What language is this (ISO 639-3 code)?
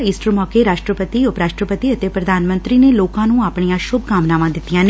pan